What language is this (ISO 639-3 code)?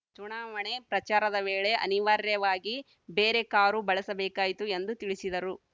kan